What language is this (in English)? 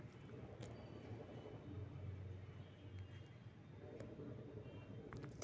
Magahi